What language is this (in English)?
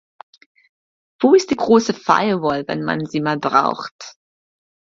German